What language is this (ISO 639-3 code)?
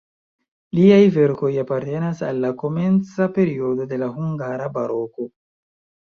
epo